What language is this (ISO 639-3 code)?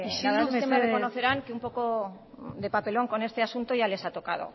spa